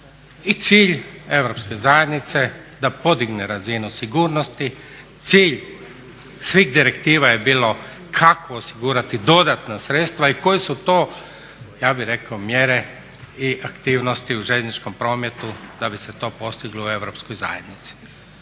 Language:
Croatian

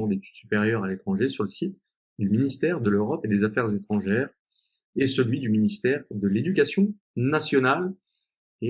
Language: French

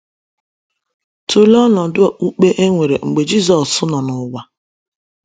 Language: Igbo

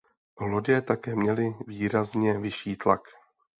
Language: Czech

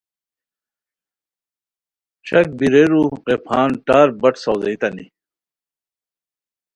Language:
Khowar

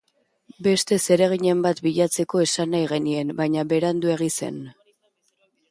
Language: Basque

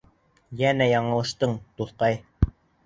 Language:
Bashkir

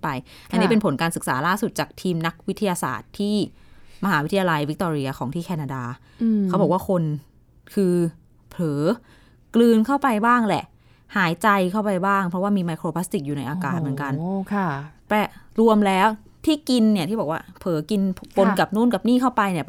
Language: Thai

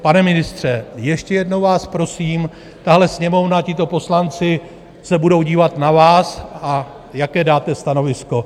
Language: Czech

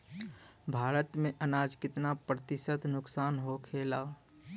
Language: Bhojpuri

